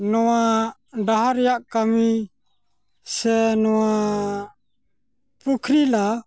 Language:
Santali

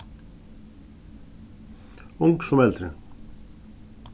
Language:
Faroese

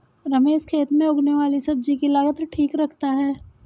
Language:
Hindi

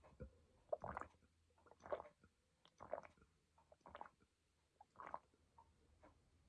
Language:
Japanese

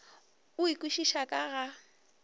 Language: Northern Sotho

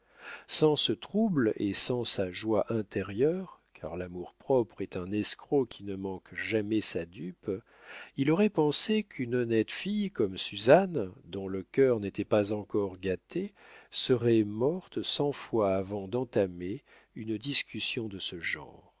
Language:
French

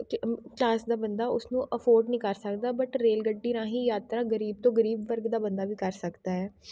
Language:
Punjabi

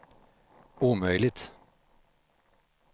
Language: Swedish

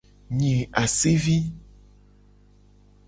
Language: Gen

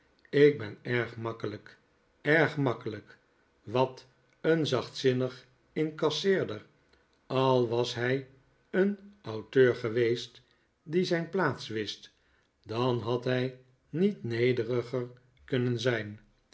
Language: Dutch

